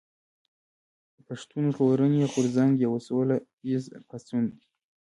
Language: Pashto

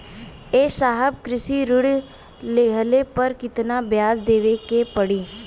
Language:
Bhojpuri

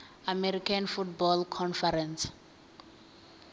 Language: Venda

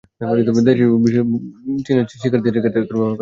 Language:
Bangla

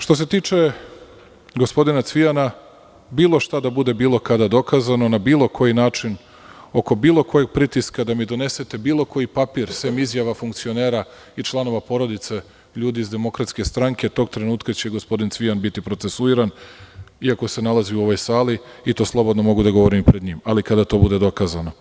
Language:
Serbian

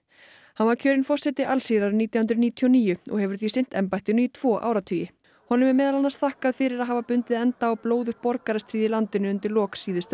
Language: Icelandic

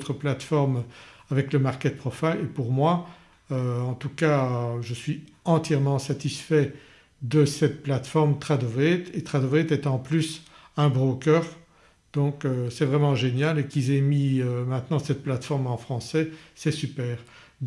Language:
French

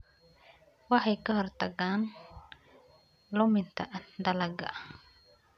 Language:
Somali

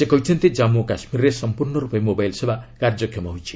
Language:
Odia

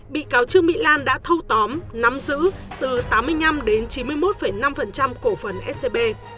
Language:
Vietnamese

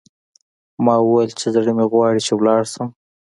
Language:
Pashto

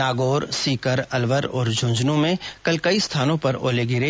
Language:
Hindi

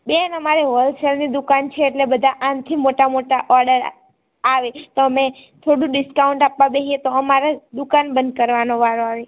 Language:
Gujarati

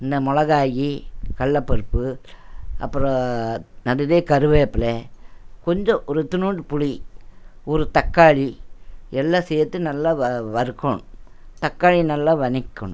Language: Tamil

